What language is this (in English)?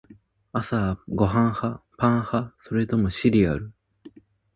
Japanese